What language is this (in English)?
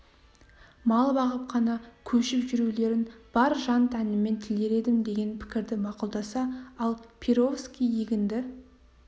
Kazakh